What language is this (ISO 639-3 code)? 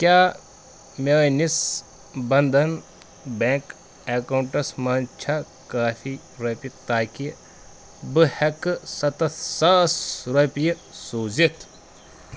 kas